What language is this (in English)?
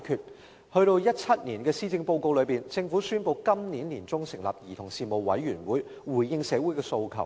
Cantonese